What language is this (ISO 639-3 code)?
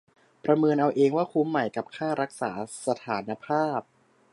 tha